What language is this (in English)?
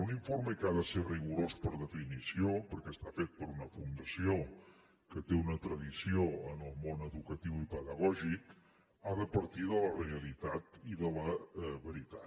Catalan